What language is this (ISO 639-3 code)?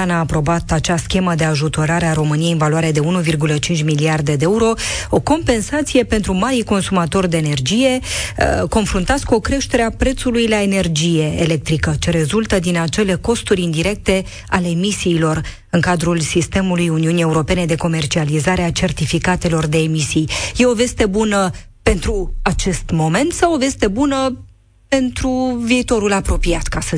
ron